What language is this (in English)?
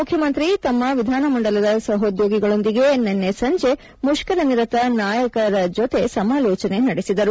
Kannada